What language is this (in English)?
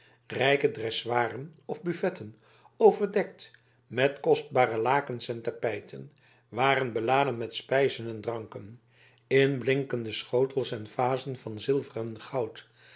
Dutch